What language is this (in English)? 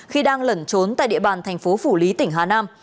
Vietnamese